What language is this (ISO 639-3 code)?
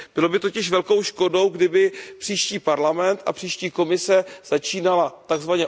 ces